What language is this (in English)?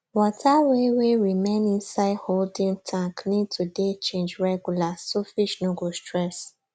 Nigerian Pidgin